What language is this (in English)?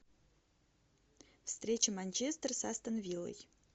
Russian